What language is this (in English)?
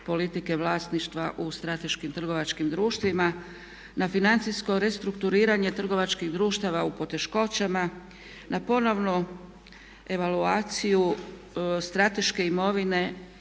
Croatian